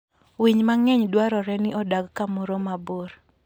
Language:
Luo (Kenya and Tanzania)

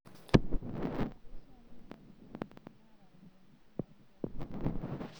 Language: Masai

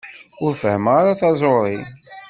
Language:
Kabyle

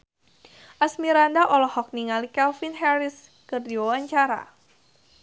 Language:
Sundanese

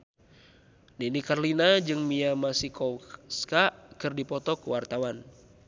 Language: Sundanese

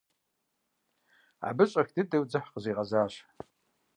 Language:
Kabardian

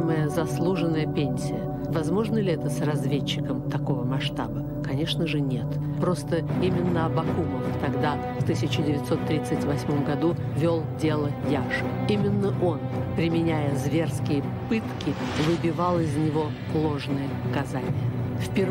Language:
Russian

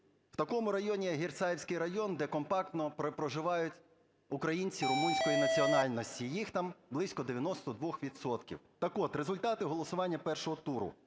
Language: Ukrainian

